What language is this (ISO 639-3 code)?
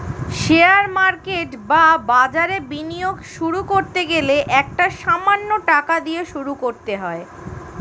ben